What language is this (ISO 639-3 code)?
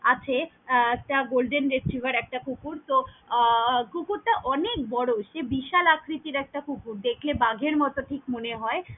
ben